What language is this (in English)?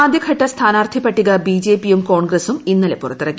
Malayalam